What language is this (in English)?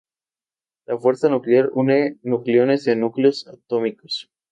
Spanish